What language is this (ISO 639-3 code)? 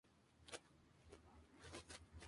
spa